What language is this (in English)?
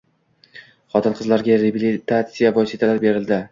Uzbek